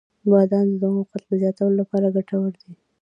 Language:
Pashto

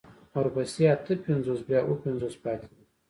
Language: Pashto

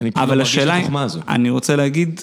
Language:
Hebrew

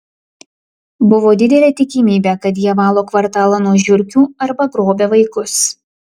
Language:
Lithuanian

